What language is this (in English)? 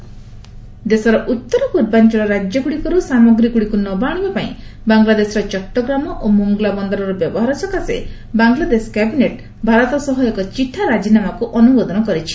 Odia